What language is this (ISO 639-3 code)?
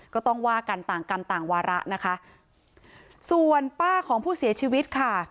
tha